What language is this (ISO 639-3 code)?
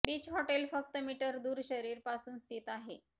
mar